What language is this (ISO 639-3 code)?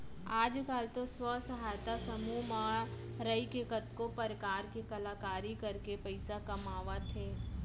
hne